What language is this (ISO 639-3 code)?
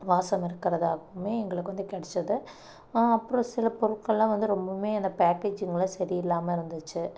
tam